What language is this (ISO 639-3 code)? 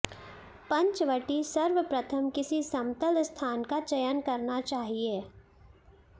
san